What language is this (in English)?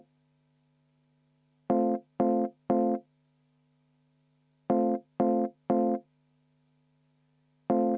Estonian